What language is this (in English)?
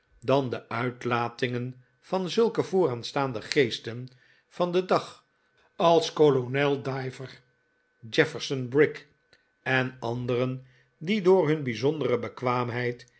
Dutch